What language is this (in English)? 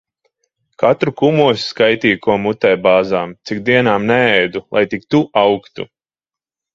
Latvian